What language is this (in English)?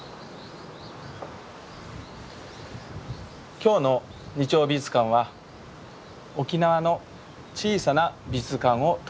Japanese